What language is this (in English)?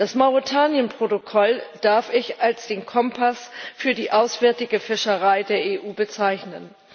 German